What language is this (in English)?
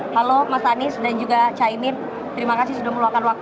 Indonesian